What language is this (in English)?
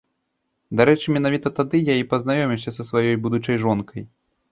Belarusian